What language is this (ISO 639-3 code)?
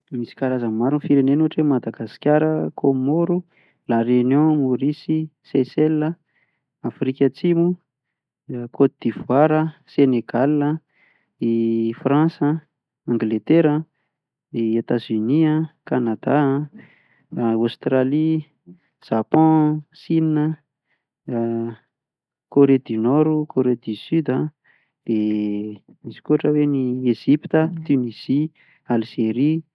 mlg